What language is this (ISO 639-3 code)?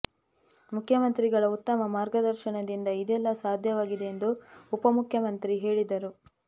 kan